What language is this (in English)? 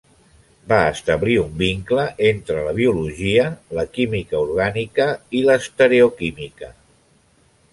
Catalan